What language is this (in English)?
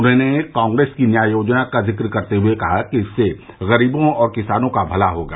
Hindi